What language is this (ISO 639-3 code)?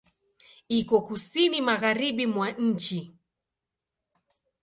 swa